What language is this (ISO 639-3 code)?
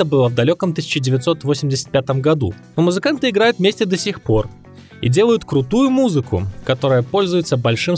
rus